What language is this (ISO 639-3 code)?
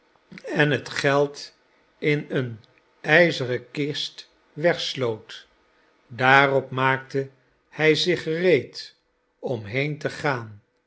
nld